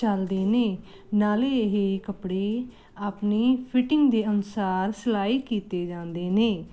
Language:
Punjabi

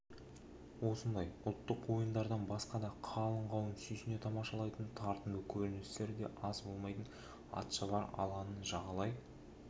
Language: Kazakh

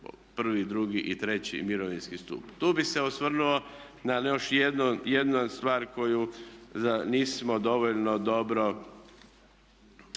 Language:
Croatian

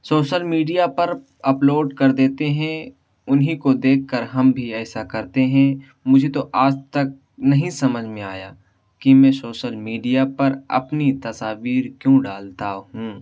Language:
Urdu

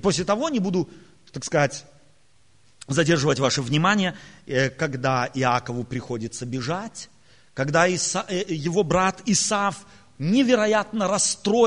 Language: Russian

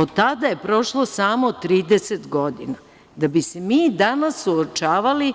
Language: Serbian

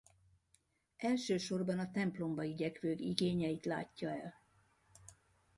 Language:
Hungarian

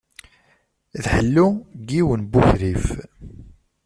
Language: Kabyle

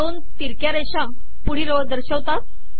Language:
Marathi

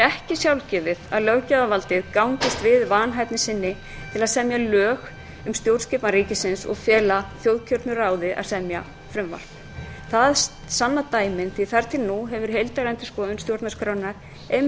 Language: Icelandic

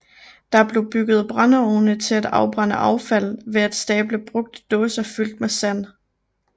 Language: Danish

